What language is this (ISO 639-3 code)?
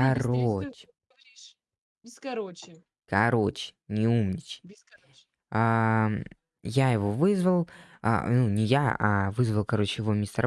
rus